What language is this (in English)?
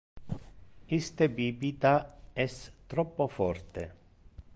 Interlingua